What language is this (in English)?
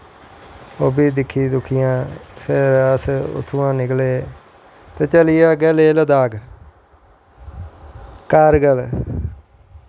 Dogri